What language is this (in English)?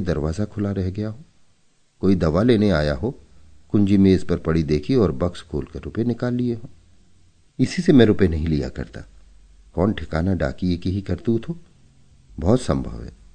Hindi